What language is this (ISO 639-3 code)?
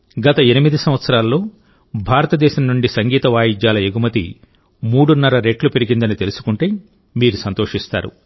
tel